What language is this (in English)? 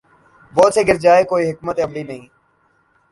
Urdu